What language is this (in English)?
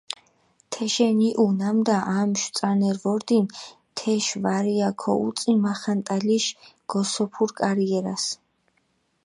Mingrelian